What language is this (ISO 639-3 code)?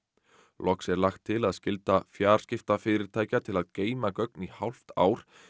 isl